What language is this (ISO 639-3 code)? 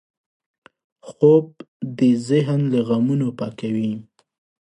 pus